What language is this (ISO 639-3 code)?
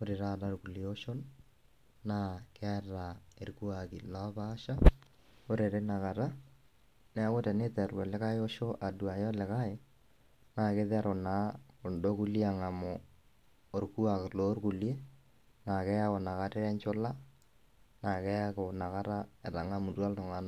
mas